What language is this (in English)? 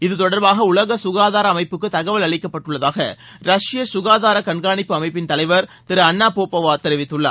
Tamil